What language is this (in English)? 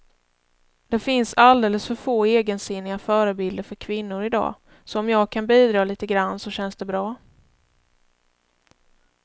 Swedish